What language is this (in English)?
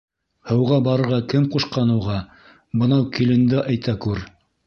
Bashkir